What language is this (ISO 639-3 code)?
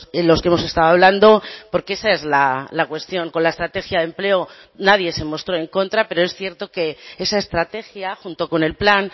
spa